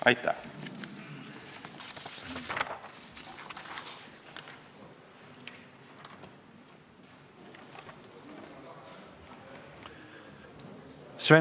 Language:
Estonian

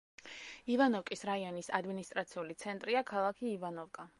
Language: Georgian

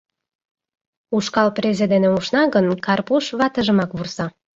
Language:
Mari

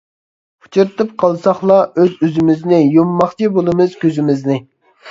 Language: Uyghur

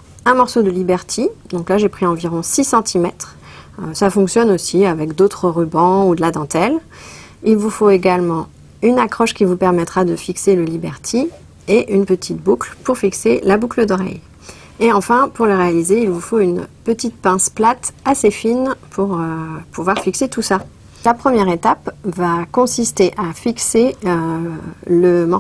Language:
French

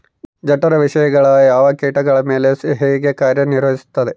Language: Kannada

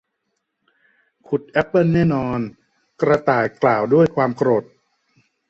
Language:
Thai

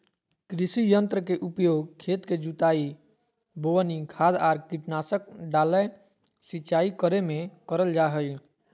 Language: Magahi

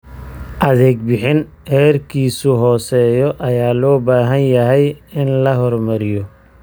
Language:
Somali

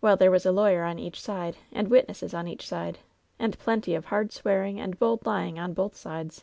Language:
English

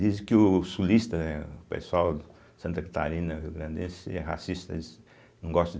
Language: Portuguese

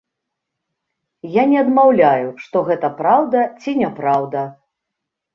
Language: Belarusian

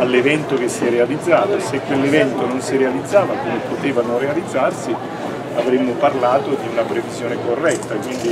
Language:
Italian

